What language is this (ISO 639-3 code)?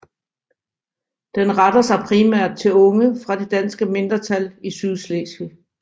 dan